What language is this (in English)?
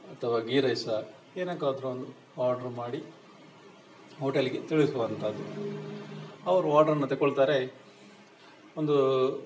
Kannada